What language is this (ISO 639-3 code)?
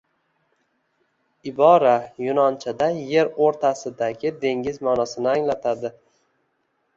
uzb